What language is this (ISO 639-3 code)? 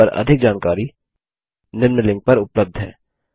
hin